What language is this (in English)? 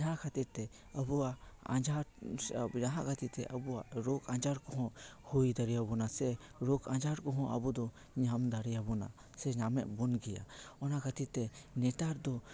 Santali